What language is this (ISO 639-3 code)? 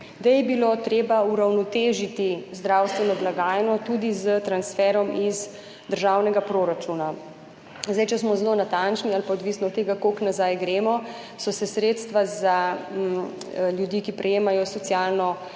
slv